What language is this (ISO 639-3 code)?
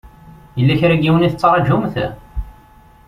kab